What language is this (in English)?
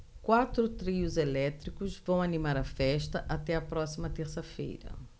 Portuguese